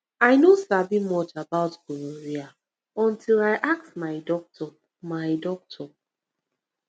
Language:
Nigerian Pidgin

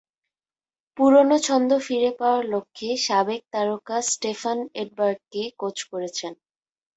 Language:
Bangla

